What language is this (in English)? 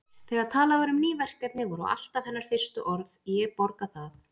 Icelandic